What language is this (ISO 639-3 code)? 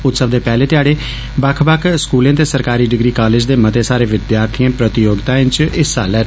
doi